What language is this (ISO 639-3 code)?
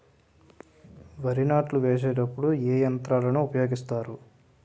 tel